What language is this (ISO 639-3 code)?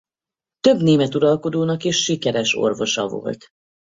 hun